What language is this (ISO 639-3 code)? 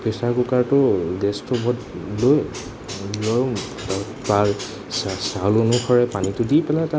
asm